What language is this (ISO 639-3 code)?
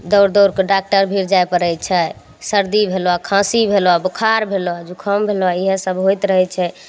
mai